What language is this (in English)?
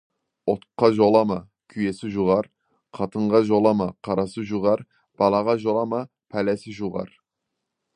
Kazakh